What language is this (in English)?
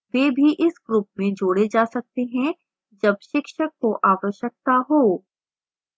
Hindi